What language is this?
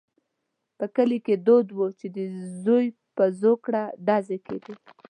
Pashto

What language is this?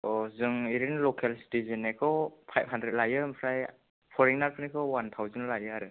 Bodo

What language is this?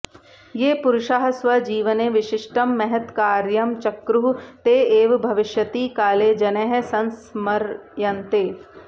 Sanskrit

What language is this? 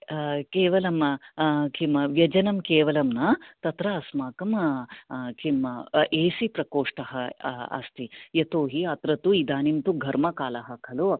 Sanskrit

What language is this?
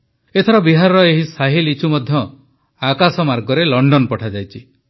Odia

